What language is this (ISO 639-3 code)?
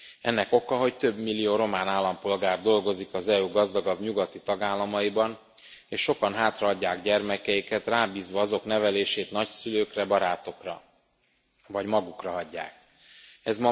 hun